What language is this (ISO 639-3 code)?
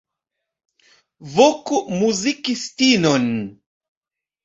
epo